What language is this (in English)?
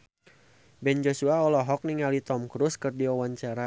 Sundanese